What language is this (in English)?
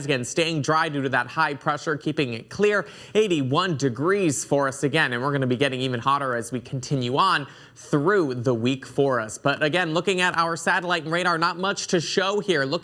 English